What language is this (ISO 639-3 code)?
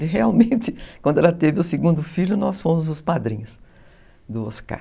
por